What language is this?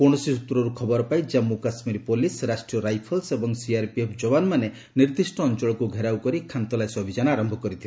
Odia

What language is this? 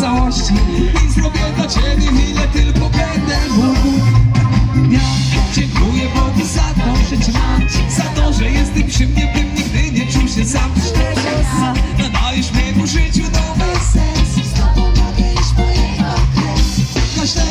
Polish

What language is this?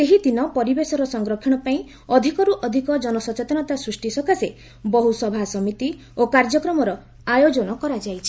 Odia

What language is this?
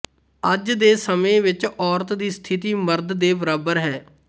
Punjabi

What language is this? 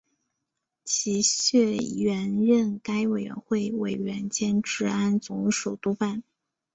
Chinese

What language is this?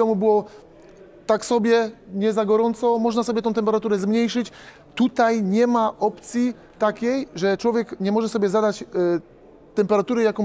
Polish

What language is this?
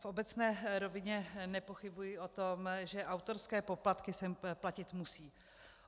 Czech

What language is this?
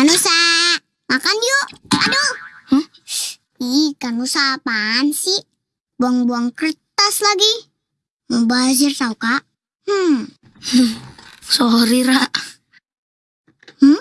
Indonesian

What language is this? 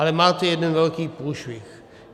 Czech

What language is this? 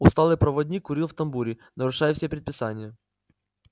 Russian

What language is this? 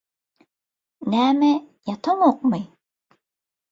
Turkmen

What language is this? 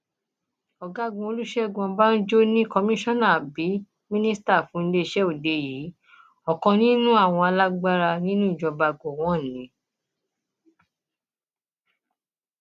Yoruba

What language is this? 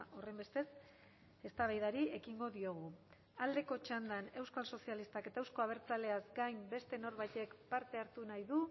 Basque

